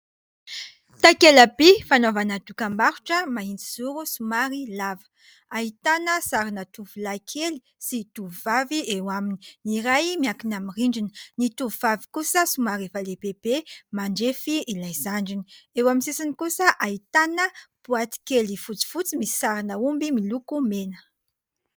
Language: Malagasy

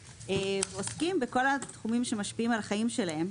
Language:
Hebrew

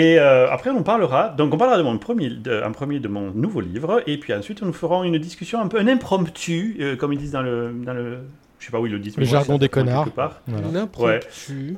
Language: French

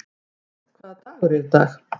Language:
Icelandic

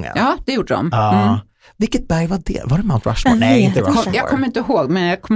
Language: Swedish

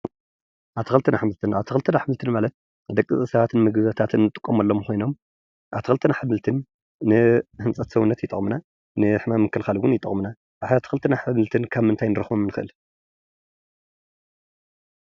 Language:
Tigrinya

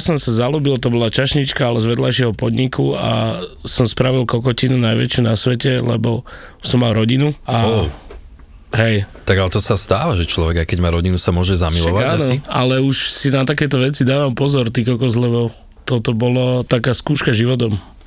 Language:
Slovak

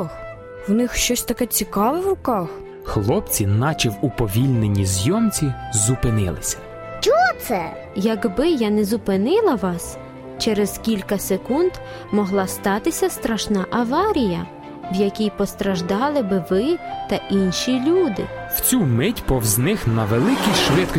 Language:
Ukrainian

